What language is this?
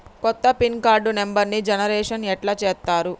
Telugu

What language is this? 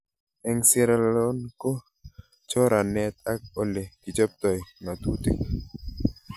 Kalenjin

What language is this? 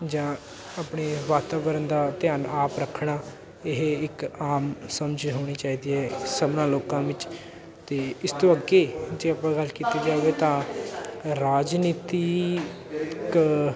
Punjabi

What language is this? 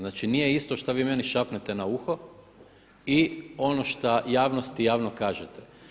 Croatian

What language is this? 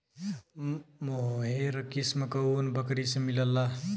Bhojpuri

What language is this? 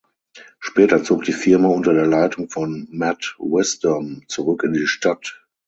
German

